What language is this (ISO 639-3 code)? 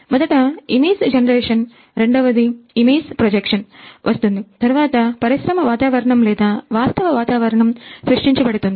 tel